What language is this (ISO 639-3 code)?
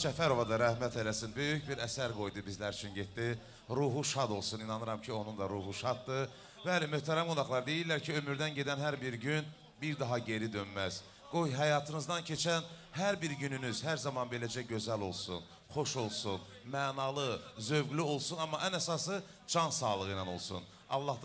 ron